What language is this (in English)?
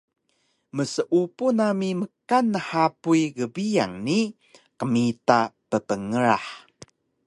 Taroko